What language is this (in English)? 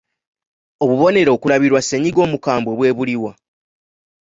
Ganda